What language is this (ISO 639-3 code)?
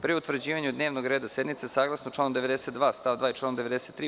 srp